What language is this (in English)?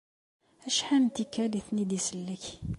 Kabyle